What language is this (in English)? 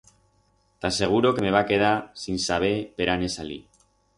Aragonese